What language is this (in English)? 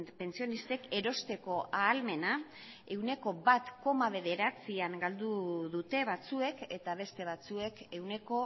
Basque